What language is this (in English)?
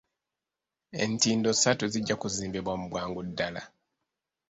Ganda